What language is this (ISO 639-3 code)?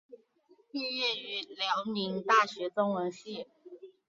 zho